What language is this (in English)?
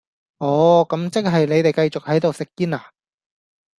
Cantonese